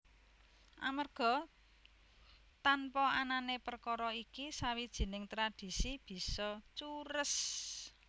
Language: Javanese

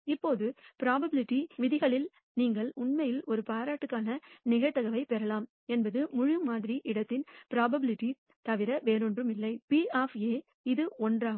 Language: Tamil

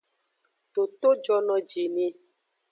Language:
Aja (Benin)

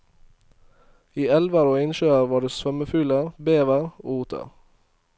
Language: Norwegian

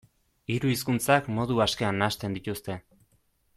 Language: Basque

